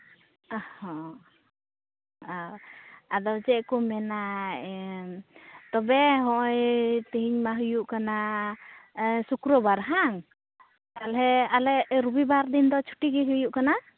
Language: Santali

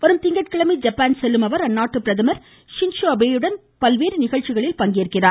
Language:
Tamil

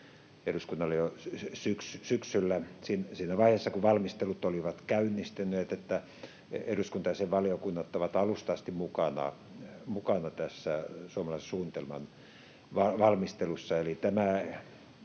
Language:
Finnish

